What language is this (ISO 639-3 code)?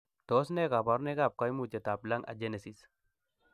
kln